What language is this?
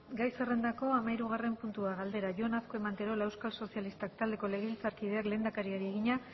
Basque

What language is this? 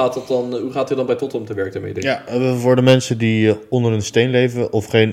Dutch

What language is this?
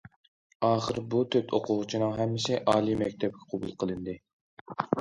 Uyghur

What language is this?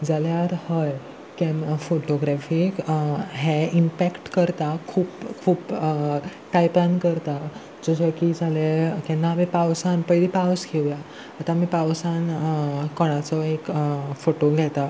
Konkani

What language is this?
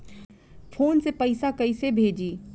Bhojpuri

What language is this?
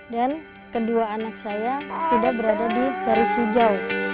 Indonesian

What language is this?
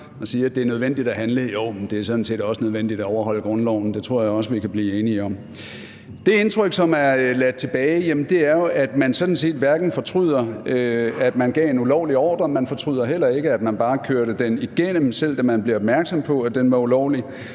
Danish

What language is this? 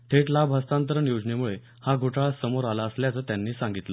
Marathi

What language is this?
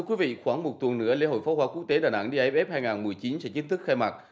Vietnamese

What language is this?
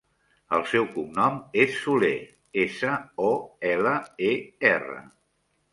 Catalan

